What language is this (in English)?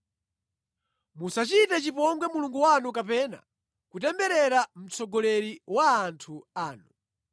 Nyanja